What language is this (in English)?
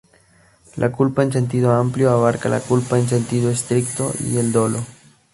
Spanish